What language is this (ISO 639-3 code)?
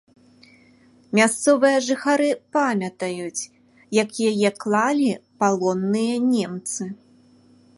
bel